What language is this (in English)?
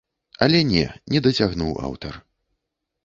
Belarusian